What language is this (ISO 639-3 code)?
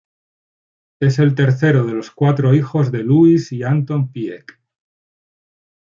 spa